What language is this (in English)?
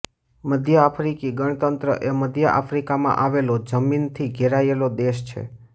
Gujarati